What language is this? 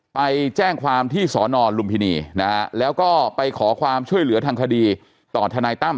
Thai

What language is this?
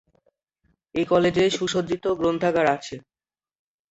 Bangla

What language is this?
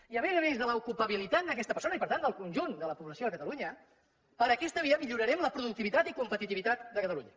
Catalan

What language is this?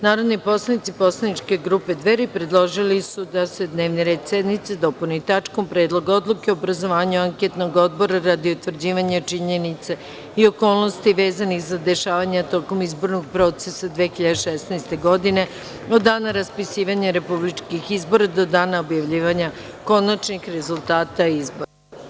Serbian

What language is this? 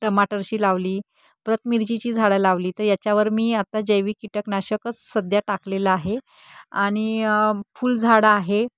Marathi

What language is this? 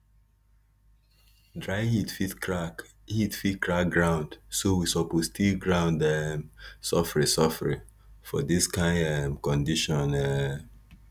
Nigerian Pidgin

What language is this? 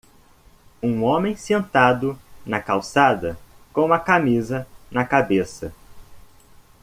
Portuguese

